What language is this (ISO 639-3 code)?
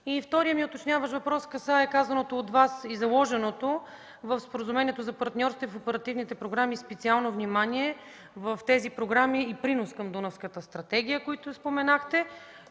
bul